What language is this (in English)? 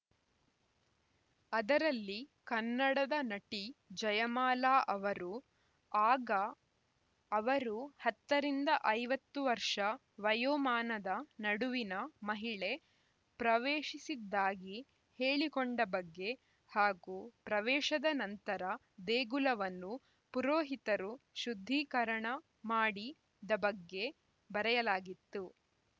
Kannada